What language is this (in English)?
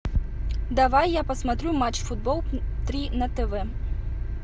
Russian